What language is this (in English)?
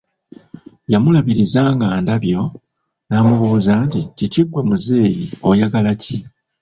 Ganda